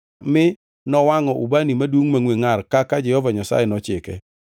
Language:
Luo (Kenya and Tanzania)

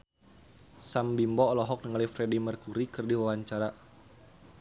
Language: Sundanese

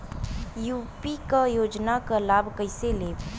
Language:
Bhojpuri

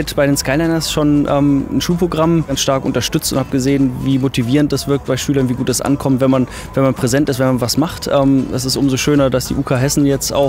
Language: German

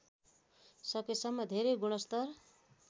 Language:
Nepali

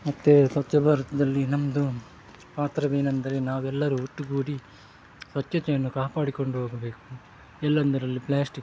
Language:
Kannada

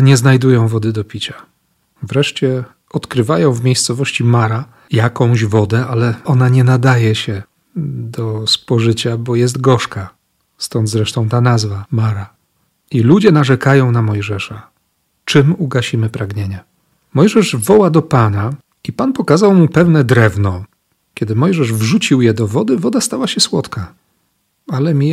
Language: Polish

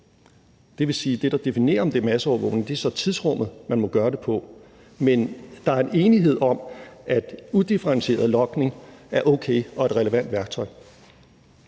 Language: Danish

